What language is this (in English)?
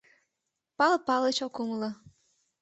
Mari